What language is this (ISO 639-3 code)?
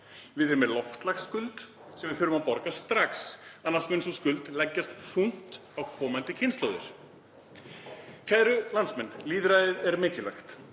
isl